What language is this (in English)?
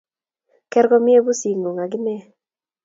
Kalenjin